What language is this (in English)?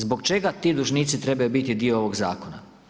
Croatian